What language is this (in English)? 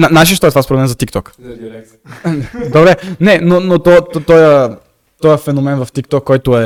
Bulgarian